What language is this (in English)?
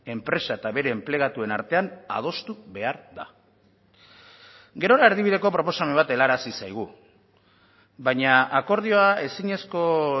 Basque